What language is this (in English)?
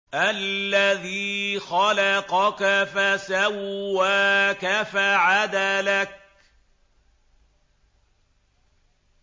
Arabic